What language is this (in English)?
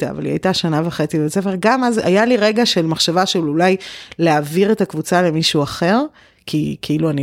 Hebrew